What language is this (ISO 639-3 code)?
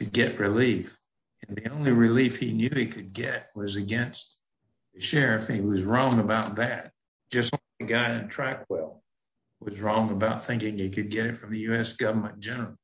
eng